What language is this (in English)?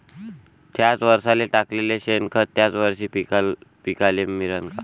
Marathi